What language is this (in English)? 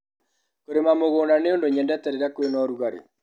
Kikuyu